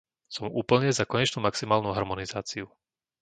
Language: Slovak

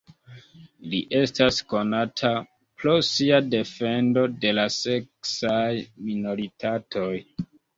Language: Esperanto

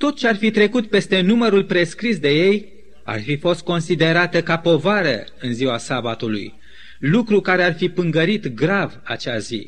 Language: Romanian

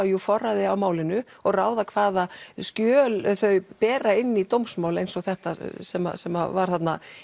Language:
Icelandic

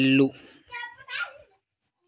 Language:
Telugu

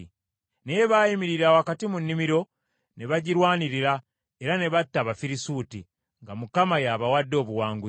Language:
Ganda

